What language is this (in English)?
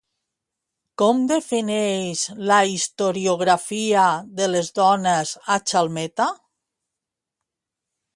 Catalan